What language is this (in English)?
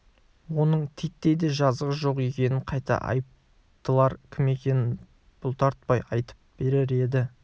Kazakh